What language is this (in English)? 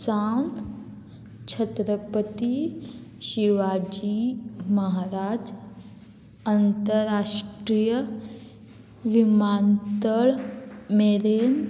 Konkani